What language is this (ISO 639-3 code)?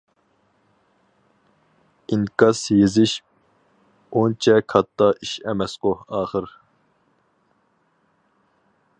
uig